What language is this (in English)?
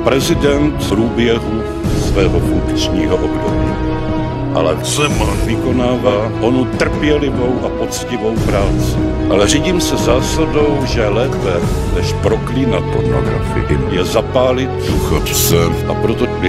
Czech